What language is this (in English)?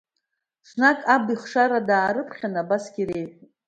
Abkhazian